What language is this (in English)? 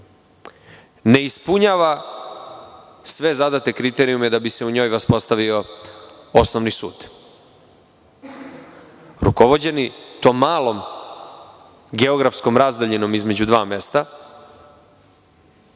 Serbian